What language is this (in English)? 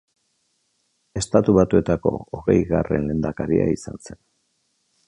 Basque